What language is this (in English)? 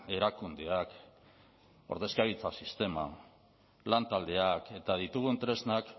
Basque